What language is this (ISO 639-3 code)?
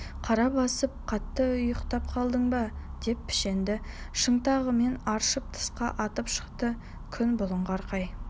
kaz